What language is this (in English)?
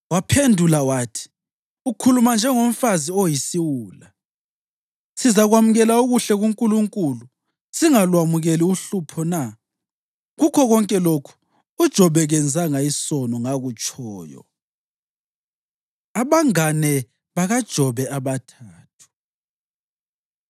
North Ndebele